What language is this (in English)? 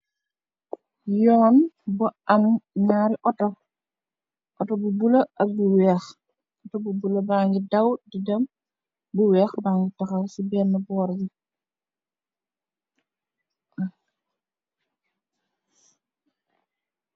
Wolof